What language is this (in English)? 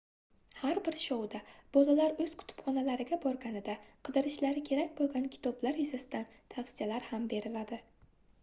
Uzbek